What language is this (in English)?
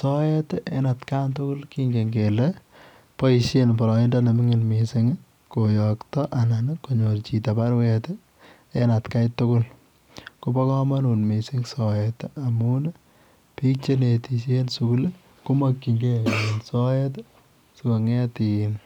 Kalenjin